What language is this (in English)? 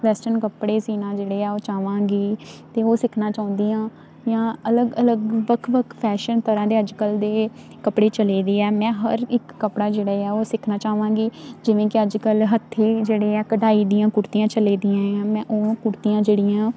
Punjabi